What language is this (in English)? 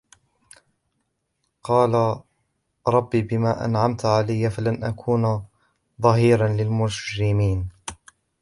Arabic